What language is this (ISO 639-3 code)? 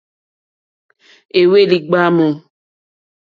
bri